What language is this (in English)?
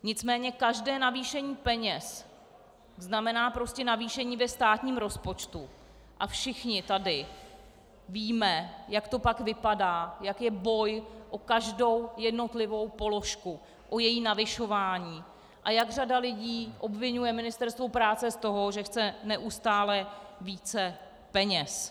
Czech